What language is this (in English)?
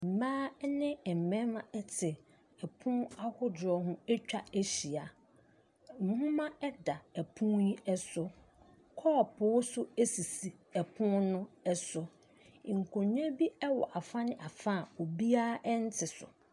Akan